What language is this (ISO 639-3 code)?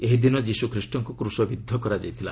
ori